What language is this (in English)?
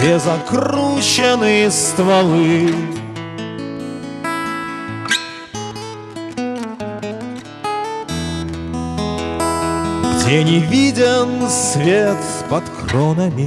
Russian